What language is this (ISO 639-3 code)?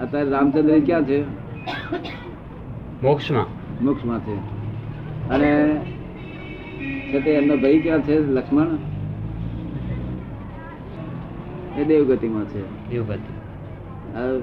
guj